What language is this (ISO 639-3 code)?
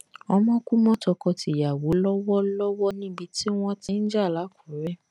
yor